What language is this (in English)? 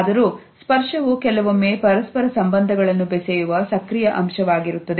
Kannada